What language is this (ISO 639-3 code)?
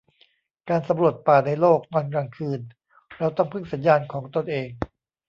tha